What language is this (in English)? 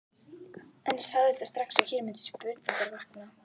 Icelandic